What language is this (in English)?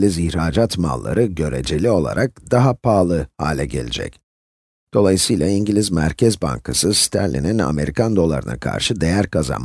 Turkish